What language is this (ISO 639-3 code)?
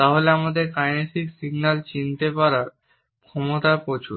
ben